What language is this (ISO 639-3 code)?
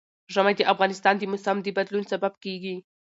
pus